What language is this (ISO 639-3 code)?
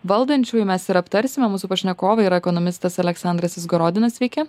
lit